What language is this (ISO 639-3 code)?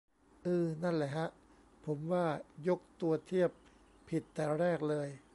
tha